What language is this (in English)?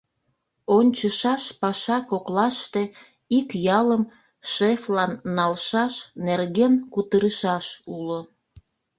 Mari